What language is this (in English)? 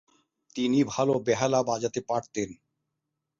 Bangla